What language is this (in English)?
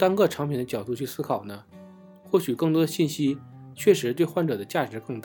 Chinese